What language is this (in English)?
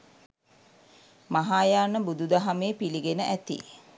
Sinhala